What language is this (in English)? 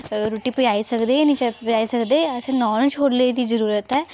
Dogri